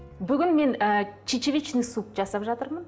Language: Kazakh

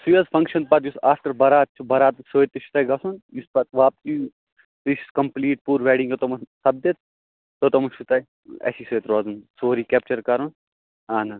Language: Kashmiri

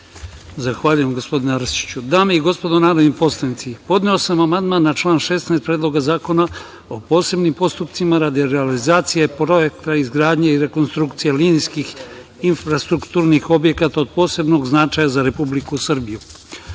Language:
Serbian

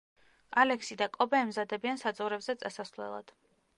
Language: Georgian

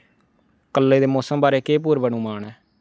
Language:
Dogri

